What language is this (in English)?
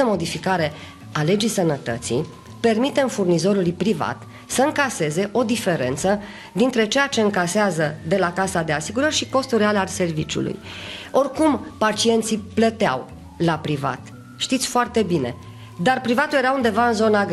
Romanian